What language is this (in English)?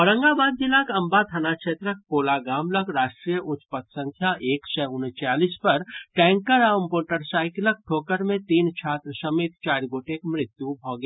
Maithili